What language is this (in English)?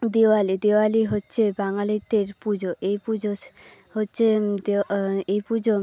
Bangla